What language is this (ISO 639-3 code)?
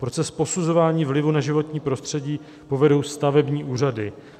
ces